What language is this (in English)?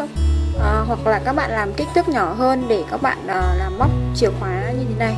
Vietnamese